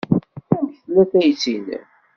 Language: Kabyle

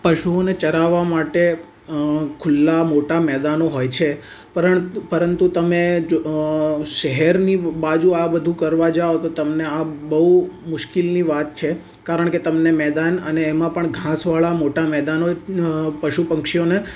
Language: Gujarati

